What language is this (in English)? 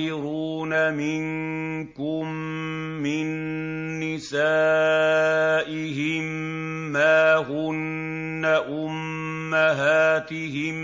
Arabic